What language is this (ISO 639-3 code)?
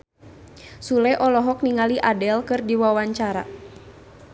sun